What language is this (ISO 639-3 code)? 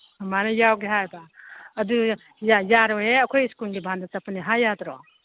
mni